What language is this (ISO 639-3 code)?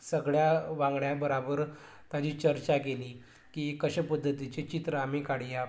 kok